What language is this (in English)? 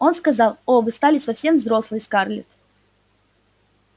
Russian